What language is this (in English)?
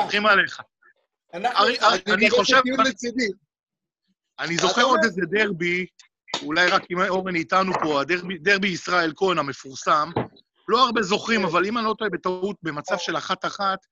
Hebrew